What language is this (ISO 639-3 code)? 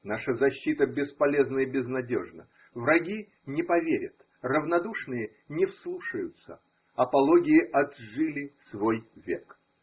rus